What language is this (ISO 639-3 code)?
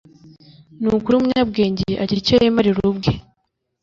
kin